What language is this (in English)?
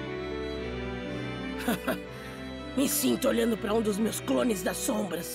Portuguese